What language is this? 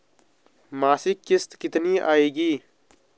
Hindi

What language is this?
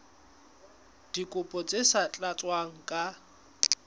Southern Sotho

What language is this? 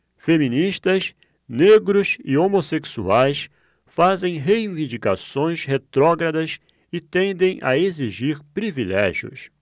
Portuguese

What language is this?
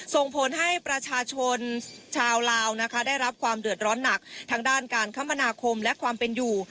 Thai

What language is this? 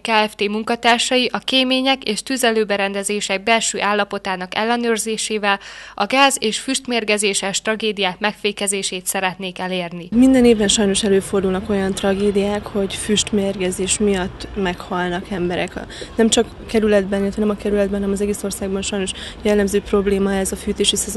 Hungarian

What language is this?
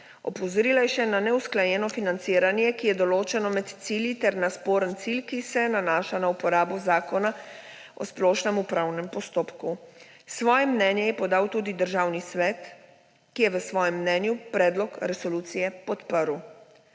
Slovenian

